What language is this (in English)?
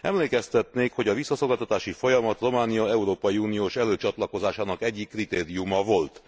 Hungarian